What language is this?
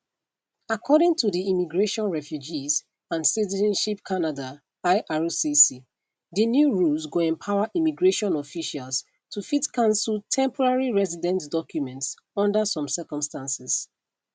Nigerian Pidgin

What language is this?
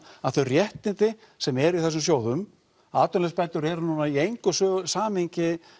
Icelandic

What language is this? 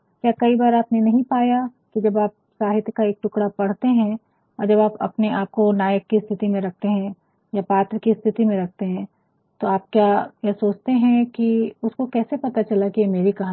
Hindi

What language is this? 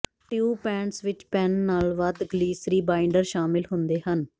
Punjabi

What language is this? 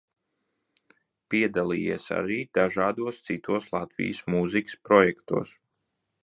Latvian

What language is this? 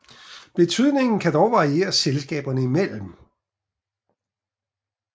Danish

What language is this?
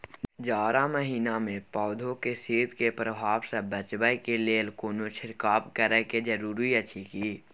Maithili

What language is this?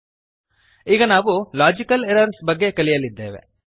Kannada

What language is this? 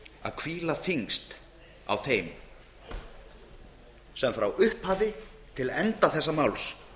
Icelandic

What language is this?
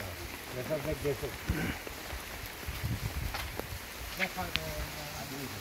Arabic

